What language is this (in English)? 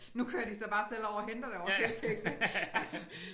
Danish